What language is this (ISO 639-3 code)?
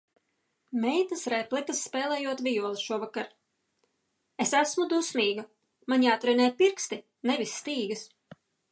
lav